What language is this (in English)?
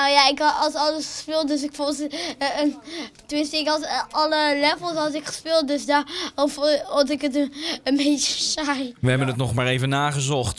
Dutch